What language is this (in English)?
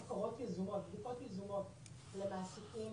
Hebrew